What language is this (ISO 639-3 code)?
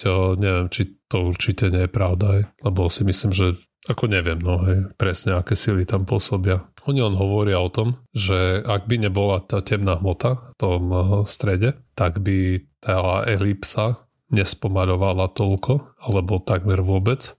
slk